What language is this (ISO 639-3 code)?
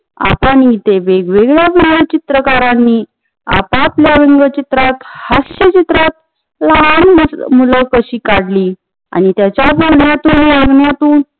mar